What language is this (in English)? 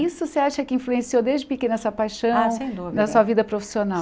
Portuguese